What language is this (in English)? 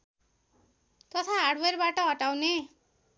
Nepali